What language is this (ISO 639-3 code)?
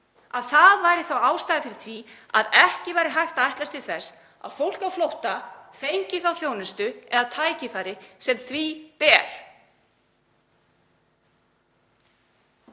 isl